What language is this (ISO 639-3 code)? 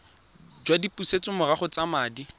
tsn